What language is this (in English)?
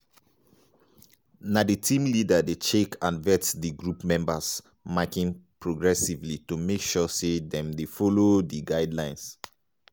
Nigerian Pidgin